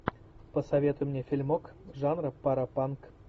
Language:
Russian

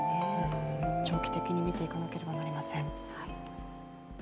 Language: Japanese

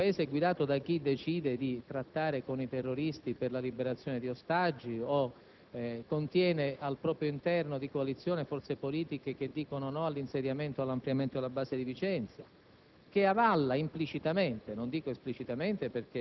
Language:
Italian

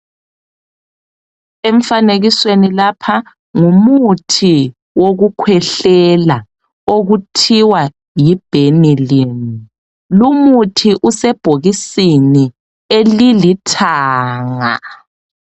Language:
North Ndebele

